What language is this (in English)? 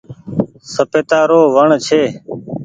Goaria